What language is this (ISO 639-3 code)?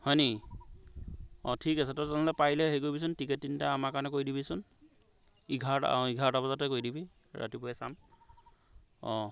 asm